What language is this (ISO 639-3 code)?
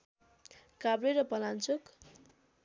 nep